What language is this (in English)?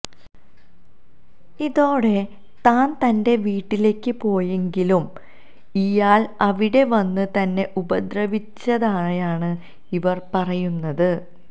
Malayalam